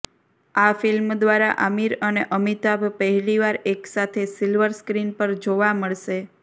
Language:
Gujarati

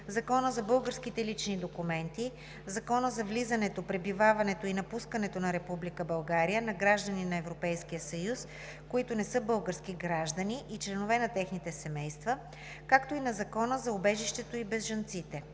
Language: Bulgarian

